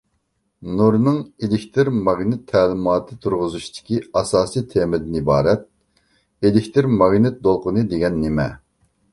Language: Uyghur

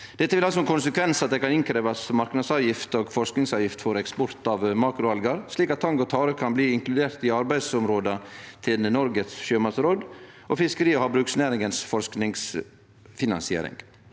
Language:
Norwegian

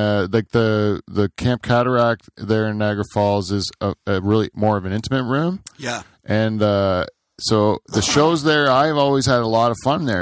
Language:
English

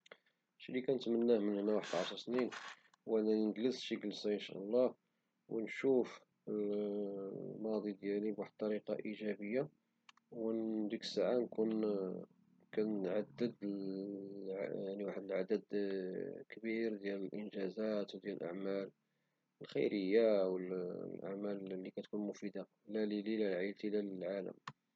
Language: Moroccan Arabic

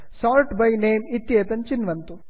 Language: Sanskrit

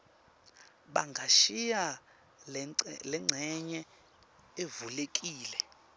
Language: Swati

